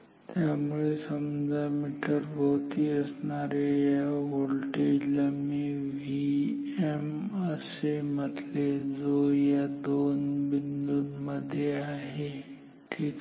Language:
Marathi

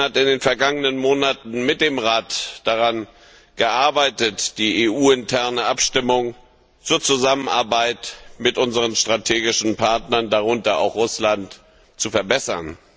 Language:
German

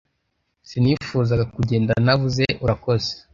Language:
Kinyarwanda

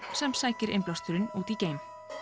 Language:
Icelandic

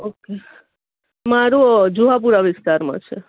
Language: Gujarati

